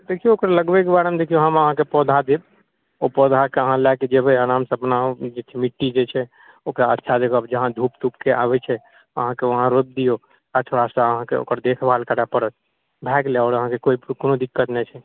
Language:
Maithili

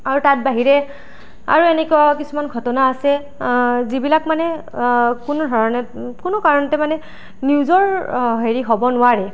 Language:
Assamese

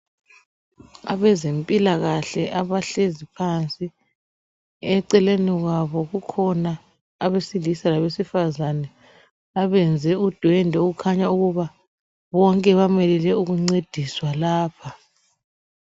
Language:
North Ndebele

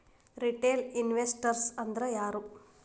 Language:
Kannada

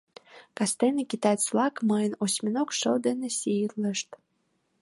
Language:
Mari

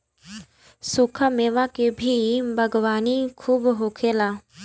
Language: Bhojpuri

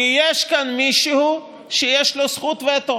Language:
Hebrew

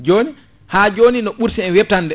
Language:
Fula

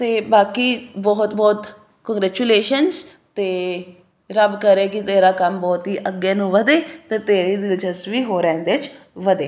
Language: Punjabi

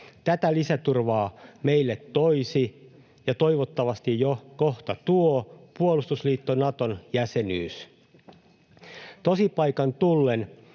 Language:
Finnish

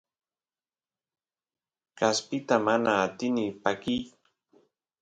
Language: Santiago del Estero Quichua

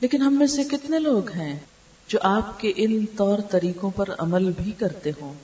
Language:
Urdu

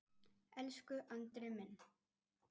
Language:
Icelandic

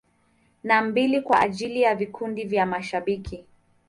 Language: Swahili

